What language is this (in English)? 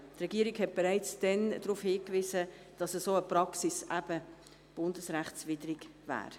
Swiss German